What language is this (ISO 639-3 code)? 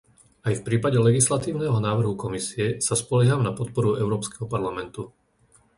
slk